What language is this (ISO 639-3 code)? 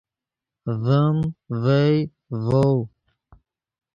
ydg